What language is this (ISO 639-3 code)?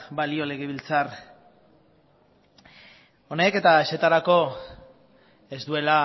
eus